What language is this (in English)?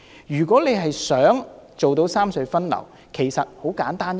Cantonese